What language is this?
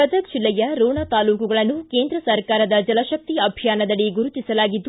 Kannada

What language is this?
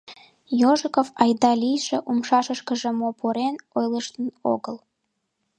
Mari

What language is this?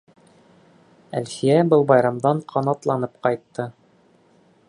Bashkir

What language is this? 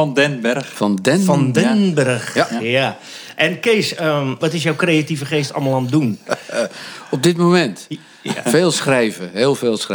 Dutch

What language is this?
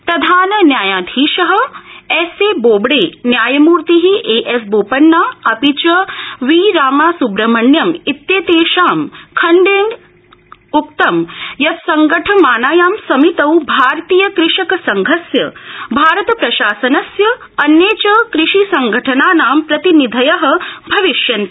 Sanskrit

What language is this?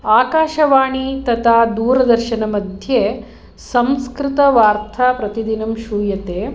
Sanskrit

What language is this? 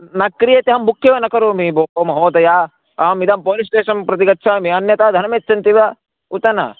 Sanskrit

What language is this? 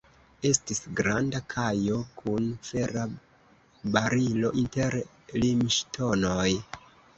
Esperanto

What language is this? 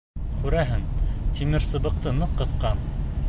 Bashkir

